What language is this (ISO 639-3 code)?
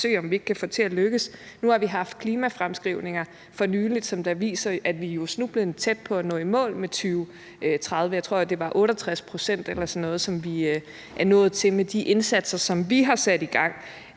dan